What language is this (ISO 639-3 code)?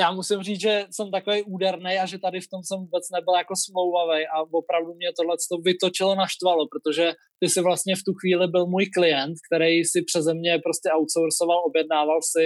ces